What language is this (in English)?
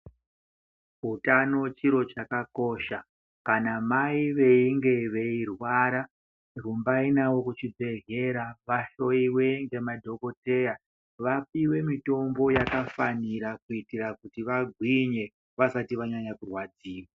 Ndau